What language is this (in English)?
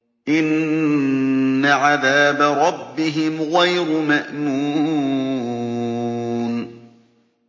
Arabic